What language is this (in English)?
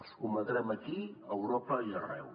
Catalan